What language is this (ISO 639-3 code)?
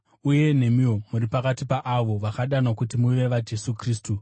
sna